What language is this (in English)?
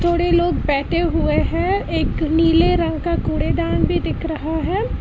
Hindi